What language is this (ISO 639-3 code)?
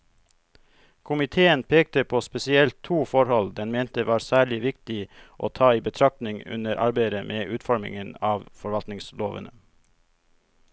nor